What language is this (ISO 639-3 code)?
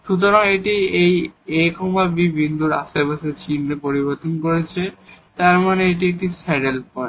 ben